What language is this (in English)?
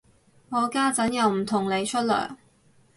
Cantonese